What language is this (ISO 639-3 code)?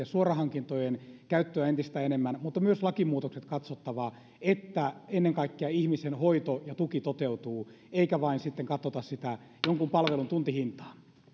fin